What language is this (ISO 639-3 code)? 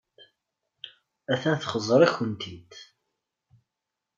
kab